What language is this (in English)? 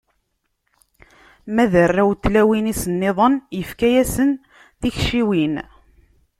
Kabyle